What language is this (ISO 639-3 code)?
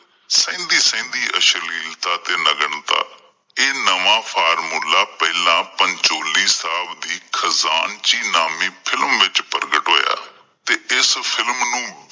pan